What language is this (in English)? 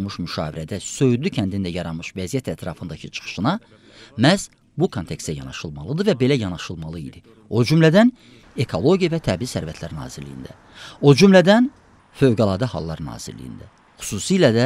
Turkish